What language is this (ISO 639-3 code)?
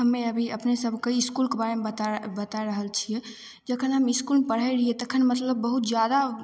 mai